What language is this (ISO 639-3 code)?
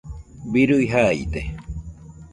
hux